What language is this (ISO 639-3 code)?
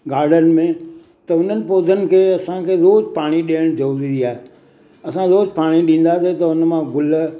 snd